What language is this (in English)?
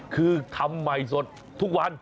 Thai